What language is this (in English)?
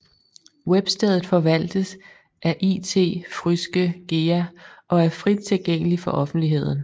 Danish